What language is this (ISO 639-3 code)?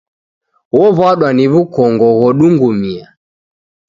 dav